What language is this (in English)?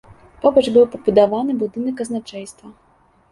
Belarusian